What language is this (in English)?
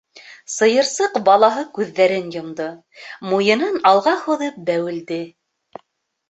Bashkir